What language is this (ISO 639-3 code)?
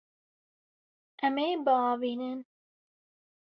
kur